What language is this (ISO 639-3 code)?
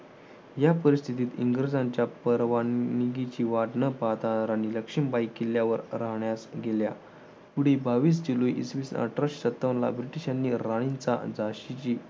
mar